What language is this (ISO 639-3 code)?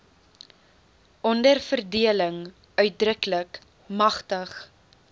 afr